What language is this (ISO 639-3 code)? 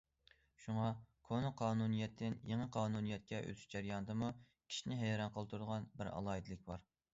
uig